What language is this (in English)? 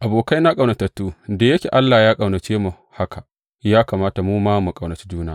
Hausa